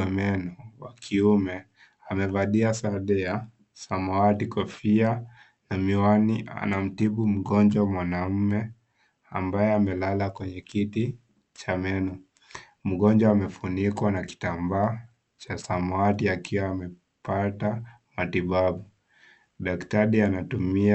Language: Swahili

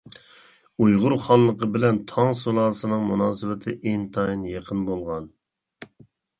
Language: Uyghur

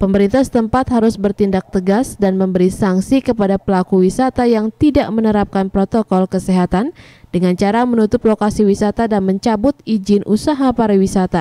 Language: Indonesian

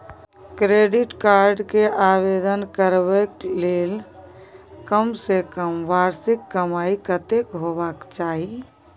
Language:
Maithili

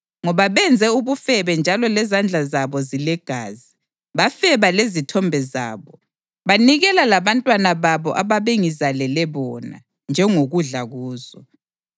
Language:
North Ndebele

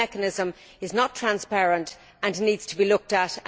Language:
English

